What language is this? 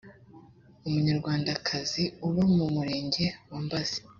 Kinyarwanda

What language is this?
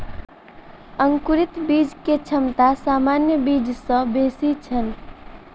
Maithili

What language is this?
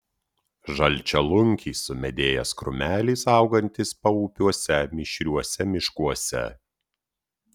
Lithuanian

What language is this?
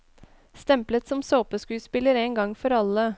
Norwegian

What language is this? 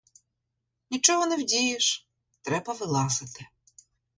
Ukrainian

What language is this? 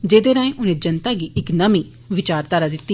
Dogri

